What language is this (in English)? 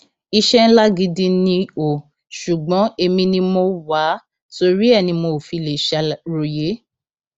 Yoruba